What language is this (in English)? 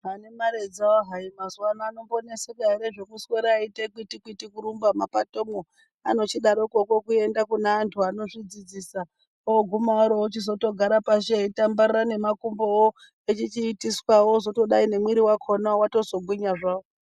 Ndau